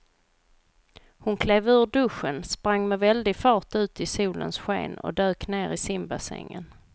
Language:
Swedish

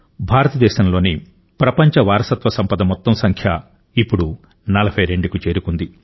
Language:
Telugu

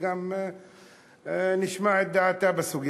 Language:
Hebrew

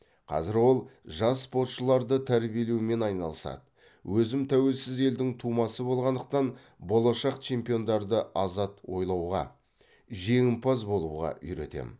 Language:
Kazakh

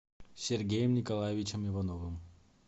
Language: Russian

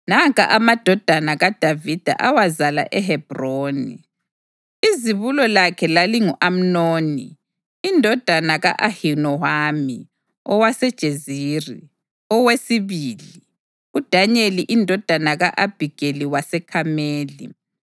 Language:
North Ndebele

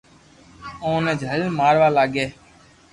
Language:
Loarki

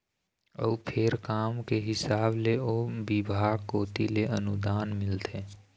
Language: Chhattisgarhi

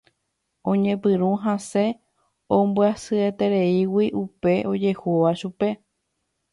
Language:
Guarani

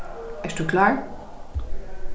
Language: Faroese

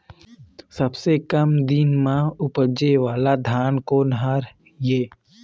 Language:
Chhattisgarhi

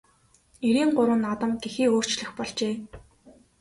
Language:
Mongolian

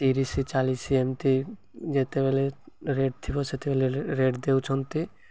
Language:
Odia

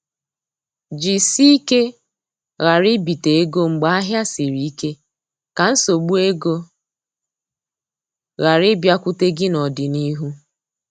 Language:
Igbo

